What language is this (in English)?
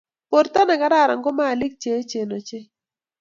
Kalenjin